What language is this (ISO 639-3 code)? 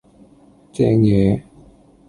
yue